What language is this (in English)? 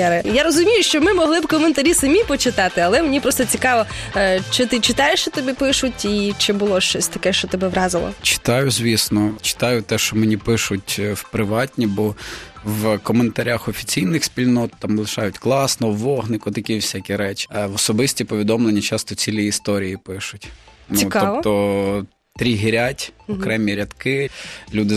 Ukrainian